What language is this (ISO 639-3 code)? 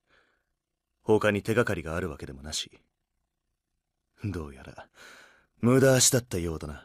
jpn